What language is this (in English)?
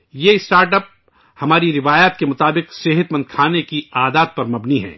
Urdu